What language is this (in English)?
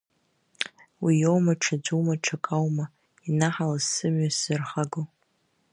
Abkhazian